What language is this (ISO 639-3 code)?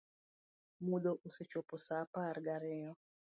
luo